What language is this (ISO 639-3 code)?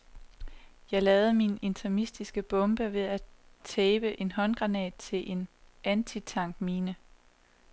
dan